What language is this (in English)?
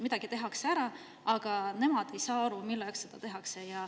Estonian